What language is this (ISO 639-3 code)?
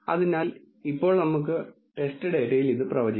mal